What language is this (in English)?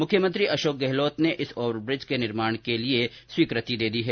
Hindi